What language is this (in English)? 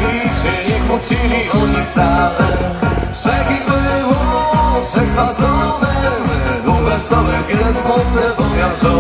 Romanian